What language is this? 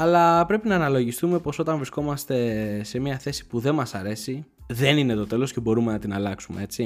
Greek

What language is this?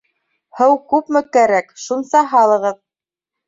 Bashkir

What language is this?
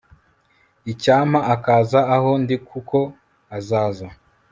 Kinyarwanda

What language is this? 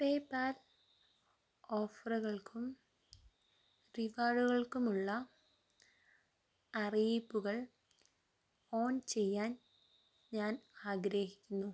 Malayalam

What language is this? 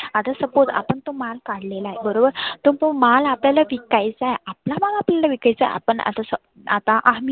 Marathi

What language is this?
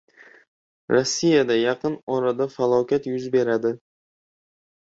Uzbek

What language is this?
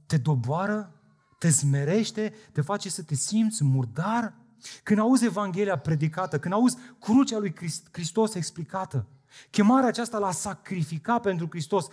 Romanian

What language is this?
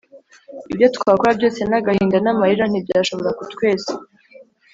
Kinyarwanda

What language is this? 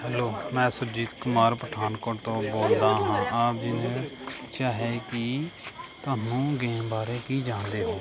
Punjabi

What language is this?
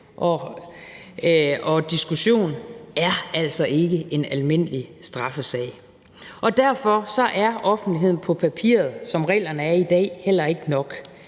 Danish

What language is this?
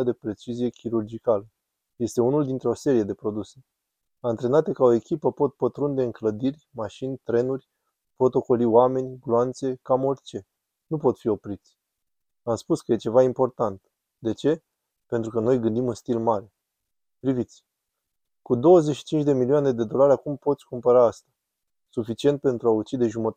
Romanian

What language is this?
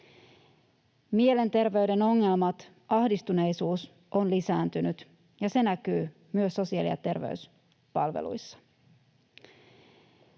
Finnish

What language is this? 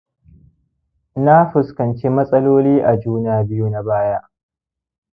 Hausa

